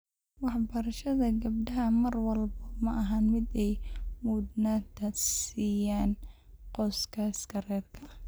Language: Somali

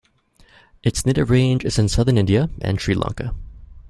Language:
English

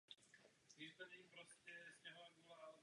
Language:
Czech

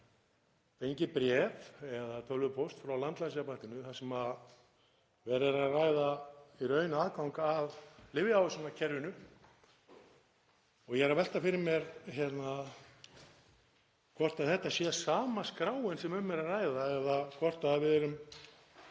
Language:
Icelandic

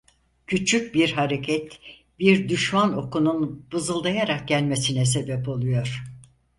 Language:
Turkish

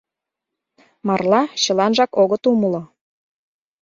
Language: Mari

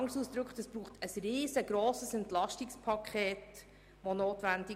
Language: Swiss German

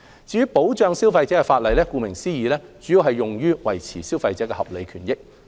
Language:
Cantonese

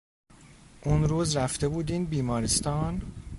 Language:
Persian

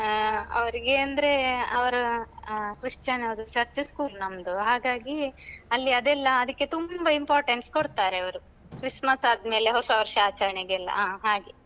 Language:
Kannada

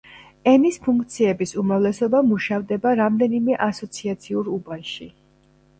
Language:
Georgian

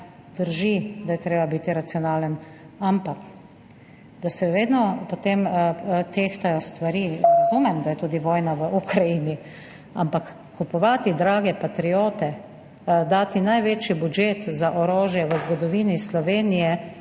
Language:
Slovenian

